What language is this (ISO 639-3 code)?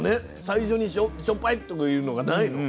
jpn